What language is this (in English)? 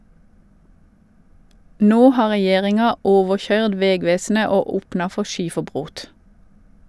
Norwegian